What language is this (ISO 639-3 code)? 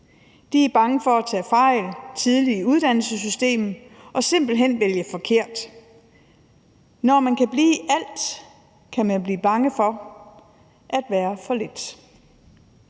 dan